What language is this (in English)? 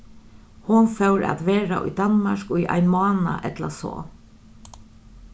Faroese